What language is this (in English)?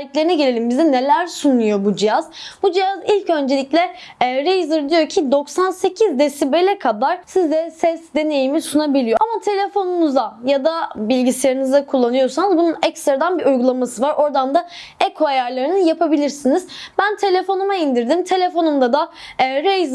Turkish